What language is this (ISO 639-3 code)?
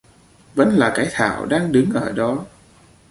vie